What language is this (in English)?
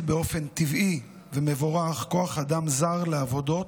Hebrew